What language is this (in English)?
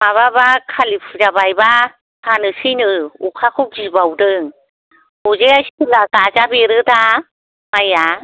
Bodo